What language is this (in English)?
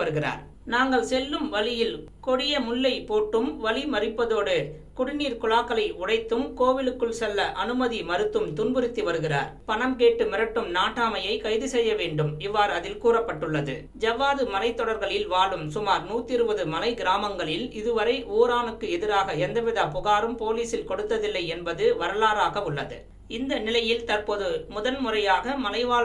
Indonesian